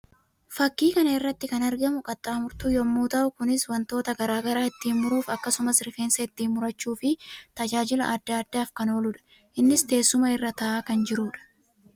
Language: Oromo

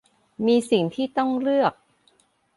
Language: Thai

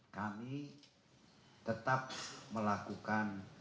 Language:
Indonesian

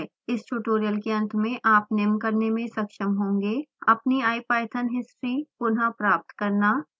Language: Hindi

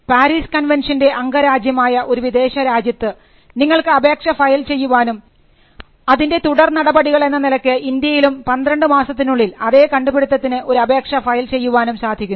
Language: Malayalam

